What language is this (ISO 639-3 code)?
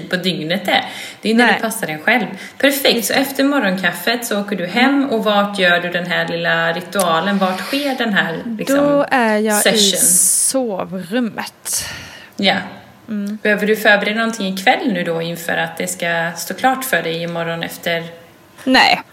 swe